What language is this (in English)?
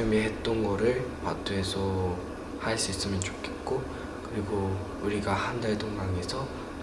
Korean